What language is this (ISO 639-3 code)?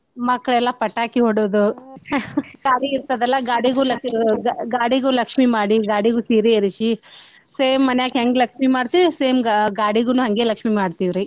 kan